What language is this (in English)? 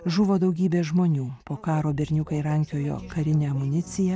Lithuanian